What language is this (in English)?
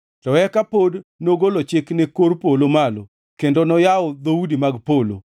Luo (Kenya and Tanzania)